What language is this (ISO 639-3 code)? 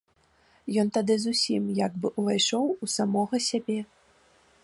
bel